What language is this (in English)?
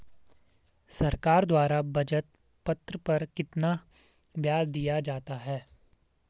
Hindi